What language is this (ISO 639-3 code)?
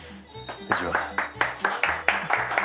jpn